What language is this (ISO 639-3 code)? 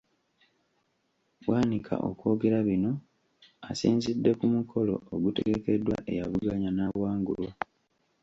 lug